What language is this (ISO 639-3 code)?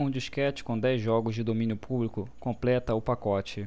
por